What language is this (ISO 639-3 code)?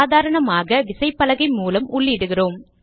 tam